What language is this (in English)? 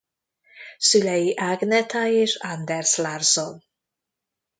Hungarian